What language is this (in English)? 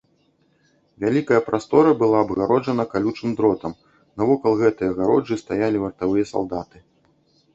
Belarusian